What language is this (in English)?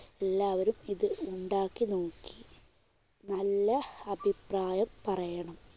Malayalam